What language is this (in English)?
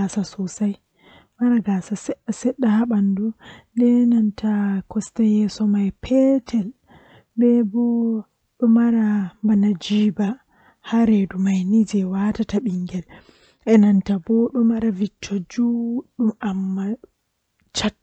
Western Niger Fulfulde